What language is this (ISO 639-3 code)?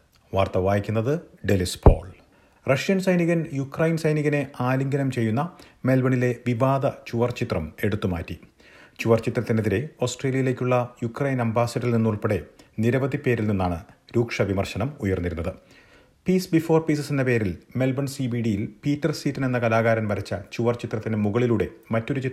mal